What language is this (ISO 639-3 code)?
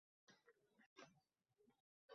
uzb